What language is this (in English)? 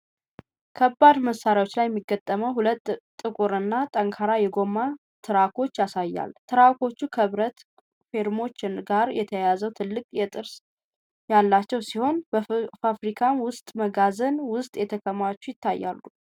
Amharic